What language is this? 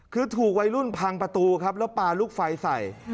Thai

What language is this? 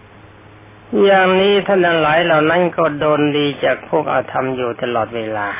Thai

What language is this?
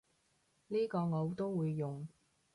Cantonese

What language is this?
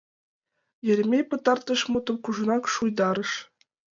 Mari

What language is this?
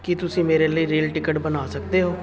Punjabi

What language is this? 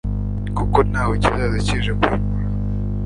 Kinyarwanda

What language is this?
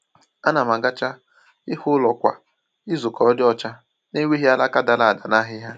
Igbo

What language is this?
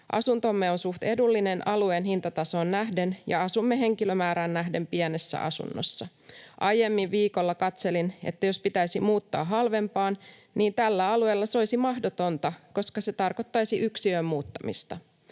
Finnish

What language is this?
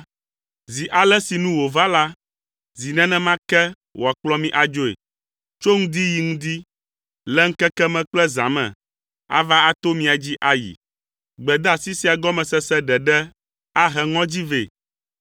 Ewe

